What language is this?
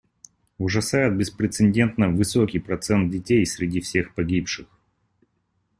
Russian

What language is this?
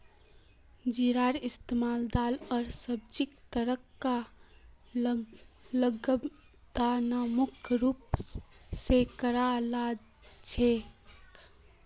Magahi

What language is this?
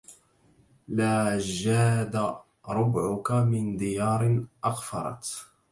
Arabic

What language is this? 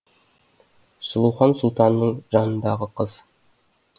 Kazakh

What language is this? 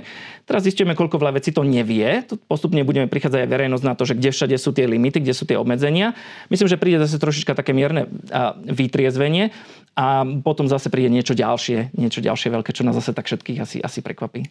Slovak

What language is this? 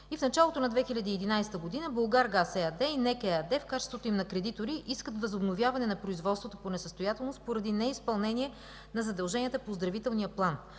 Bulgarian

